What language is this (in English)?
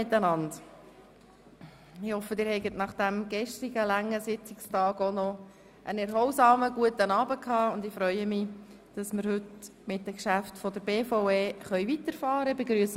Swiss German